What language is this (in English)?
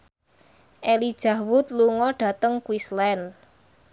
Javanese